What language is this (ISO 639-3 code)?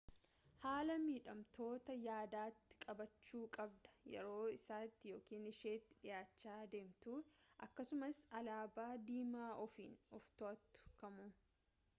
orm